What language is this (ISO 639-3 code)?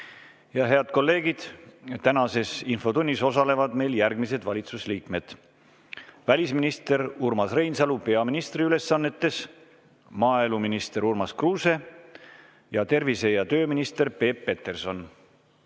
est